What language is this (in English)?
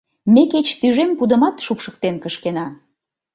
Mari